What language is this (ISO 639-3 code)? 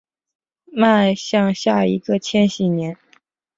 zho